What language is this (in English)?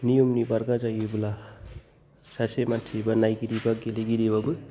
Bodo